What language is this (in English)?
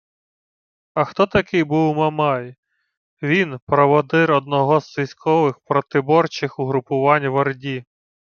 Ukrainian